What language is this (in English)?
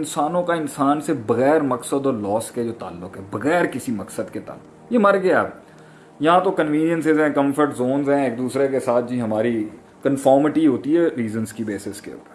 Urdu